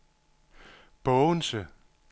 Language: Danish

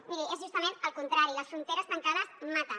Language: Catalan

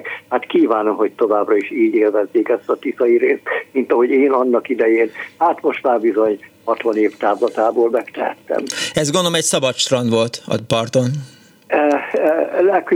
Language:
Hungarian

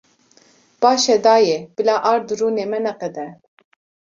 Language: Kurdish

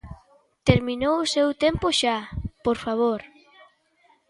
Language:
Galician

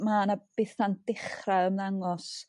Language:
Welsh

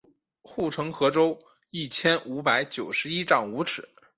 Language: Chinese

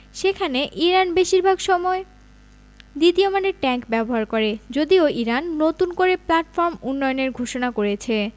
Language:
Bangla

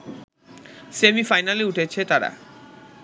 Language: Bangla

